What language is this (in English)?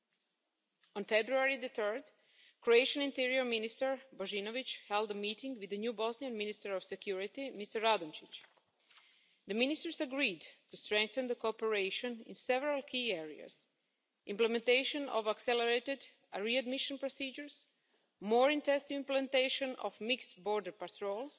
English